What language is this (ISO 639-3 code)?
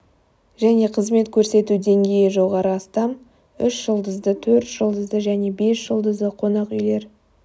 kaz